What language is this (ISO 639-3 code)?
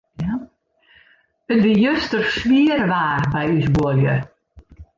fry